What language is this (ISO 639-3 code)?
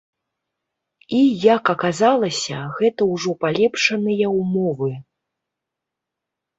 bel